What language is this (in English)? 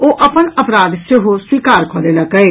Maithili